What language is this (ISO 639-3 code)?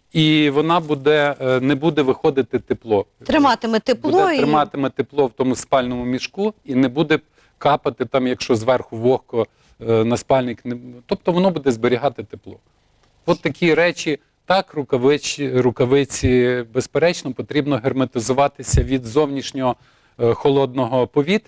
ukr